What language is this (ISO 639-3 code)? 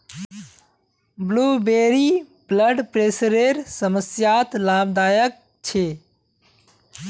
mag